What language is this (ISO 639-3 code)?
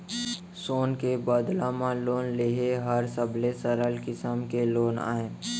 hne